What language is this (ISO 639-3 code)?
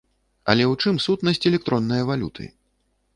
bel